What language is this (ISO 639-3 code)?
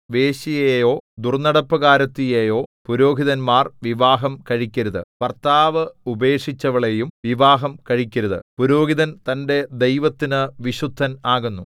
mal